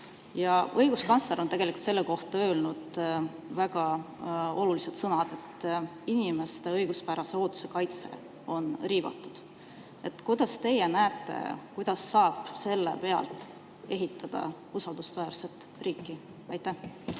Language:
Estonian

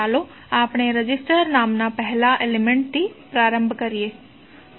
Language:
Gujarati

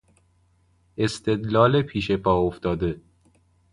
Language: Persian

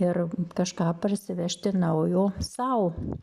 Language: Lithuanian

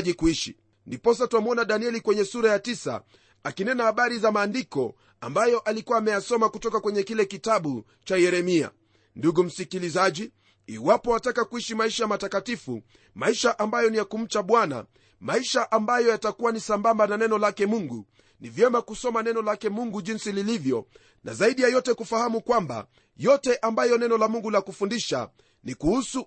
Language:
Swahili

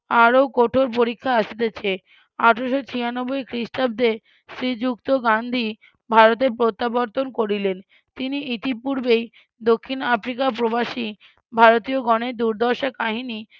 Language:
Bangla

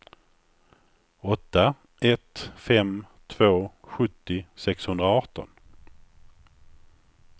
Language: Swedish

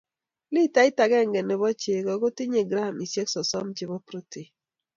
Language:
Kalenjin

